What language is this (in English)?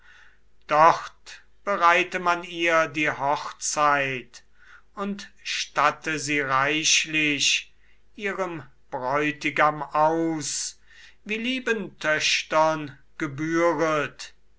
German